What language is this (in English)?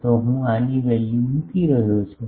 Gujarati